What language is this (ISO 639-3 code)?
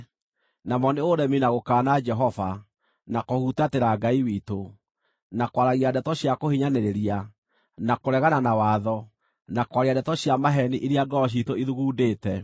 kik